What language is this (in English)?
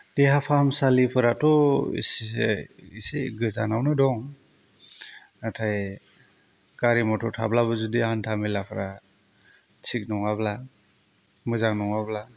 Bodo